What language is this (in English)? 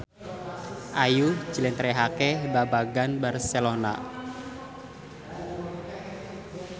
Javanese